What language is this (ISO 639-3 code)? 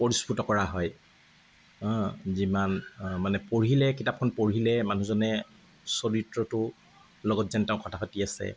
asm